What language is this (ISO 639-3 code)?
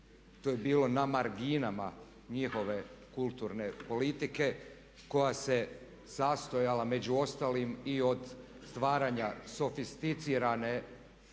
hrv